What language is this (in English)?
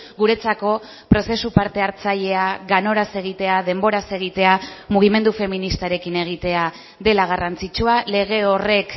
Basque